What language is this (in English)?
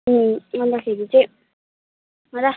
Nepali